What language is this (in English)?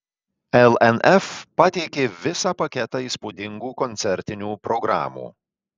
Lithuanian